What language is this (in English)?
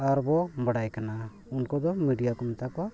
Santali